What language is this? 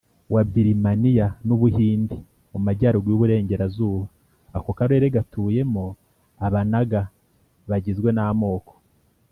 Kinyarwanda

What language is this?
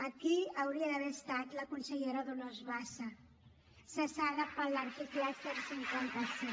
Catalan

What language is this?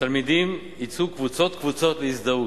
Hebrew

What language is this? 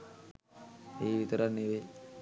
Sinhala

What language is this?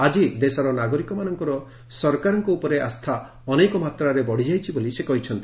Odia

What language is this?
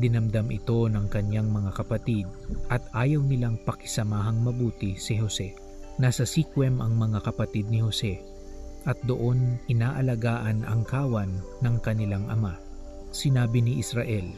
Filipino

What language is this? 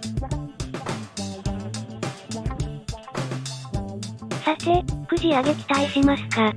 Japanese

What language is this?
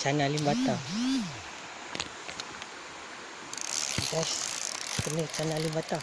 Malay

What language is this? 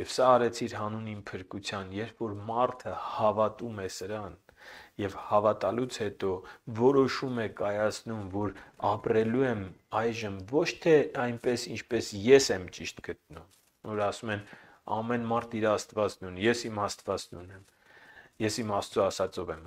Romanian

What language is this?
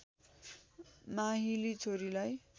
Nepali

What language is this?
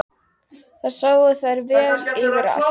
Icelandic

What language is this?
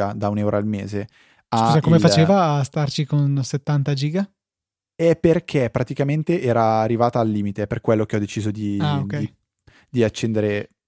Italian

